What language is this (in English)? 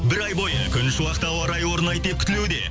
Kazakh